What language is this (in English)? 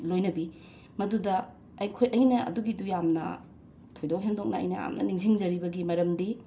Manipuri